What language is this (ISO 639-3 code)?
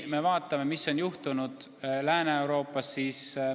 est